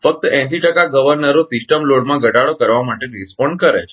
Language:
Gujarati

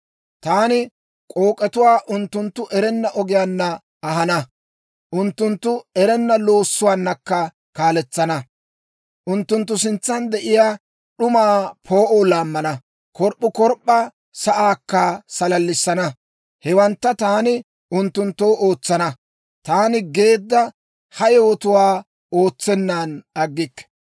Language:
Dawro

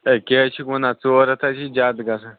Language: Kashmiri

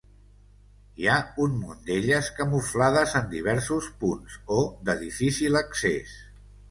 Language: Catalan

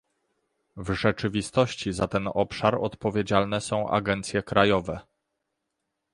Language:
Polish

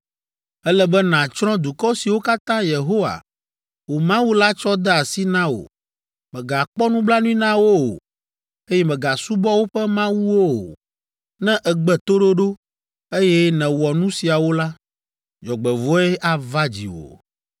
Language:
Ewe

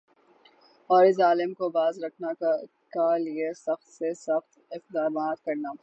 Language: Urdu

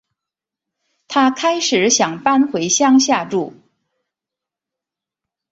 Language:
Chinese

